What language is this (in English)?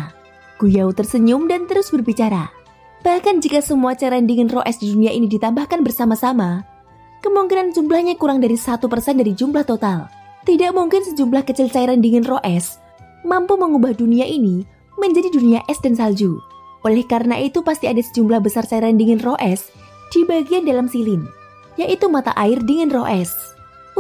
Indonesian